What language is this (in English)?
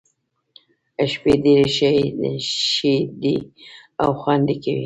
Pashto